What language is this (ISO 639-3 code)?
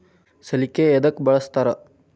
kan